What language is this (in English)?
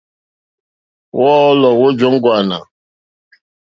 Mokpwe